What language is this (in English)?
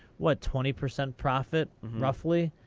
English